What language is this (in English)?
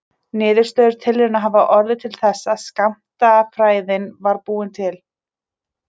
Icelandic